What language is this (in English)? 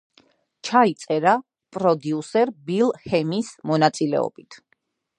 Georgian